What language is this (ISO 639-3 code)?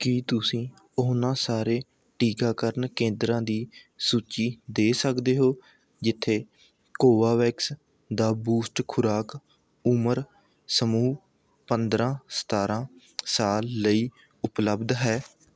pan